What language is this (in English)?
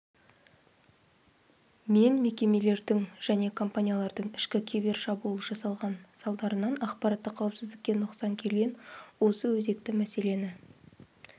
Kazakh